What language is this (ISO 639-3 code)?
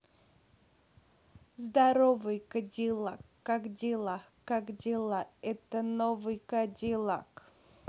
rus